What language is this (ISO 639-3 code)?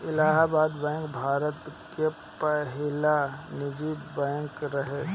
bho